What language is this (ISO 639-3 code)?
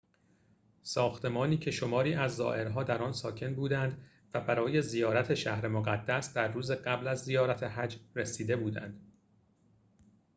fas